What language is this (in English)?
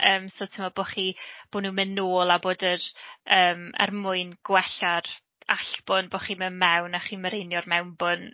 Welsh